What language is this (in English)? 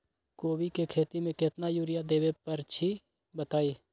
Magahi